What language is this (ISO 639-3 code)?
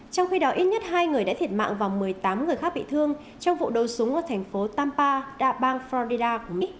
vie